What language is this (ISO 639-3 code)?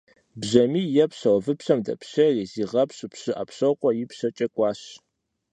kbd